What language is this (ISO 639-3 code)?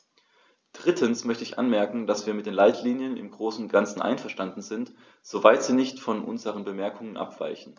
deu